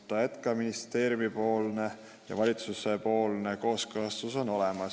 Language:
Estonian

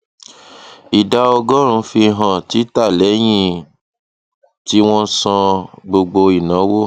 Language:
Yoruba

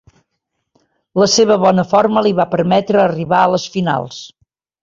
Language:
Catalan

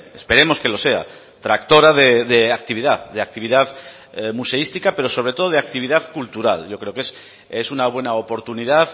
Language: Spanish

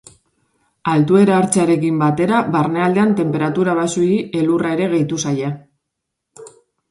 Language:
Basque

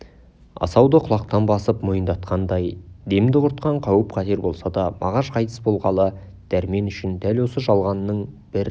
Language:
Kazakh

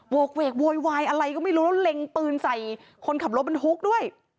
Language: Thai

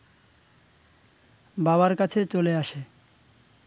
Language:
Bangla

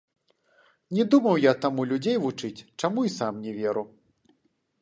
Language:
Belarusian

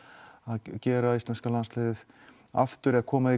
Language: Icelandic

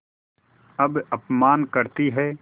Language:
Hindi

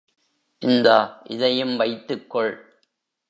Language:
Tamil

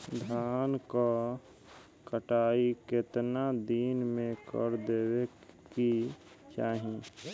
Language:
Bhojpuri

